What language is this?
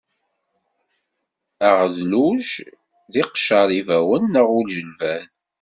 Kabyle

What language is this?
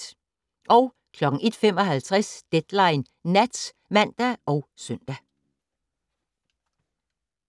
Danish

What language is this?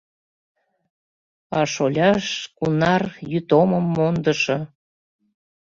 Mari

